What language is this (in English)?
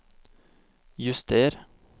Norwegian